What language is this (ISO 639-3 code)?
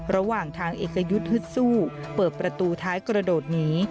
tha